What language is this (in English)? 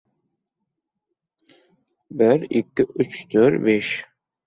Uzbek